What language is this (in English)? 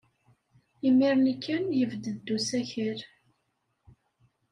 Kabyle